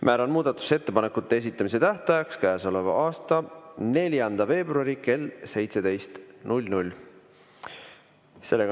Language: Estonian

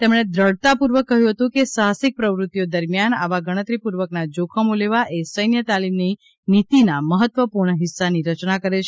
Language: Gujarati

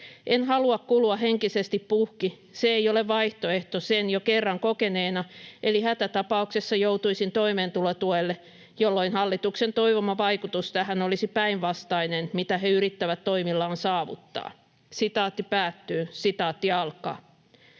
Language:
Finnish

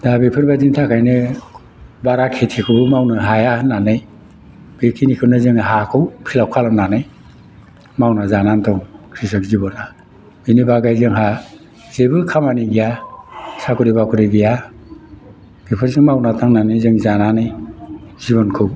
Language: Bodo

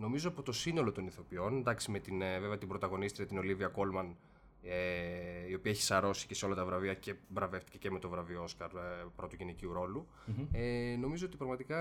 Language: Greek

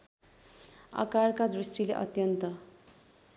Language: Nepali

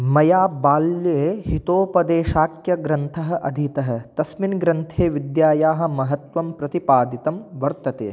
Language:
Sanskrit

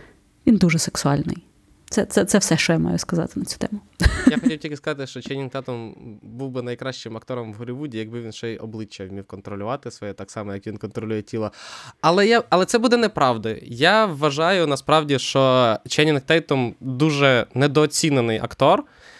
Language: Ukrainian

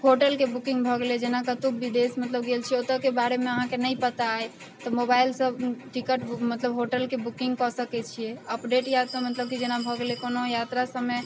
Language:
Maithili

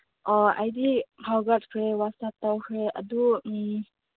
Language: Manipuri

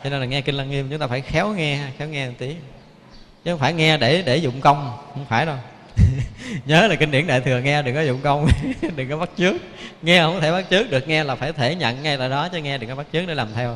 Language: Vietnamese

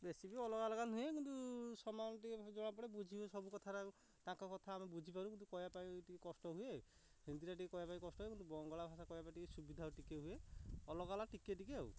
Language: Odia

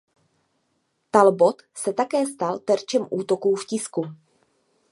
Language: Czech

